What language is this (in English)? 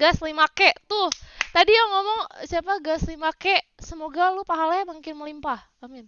Indonesian